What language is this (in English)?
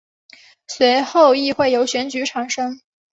Chinese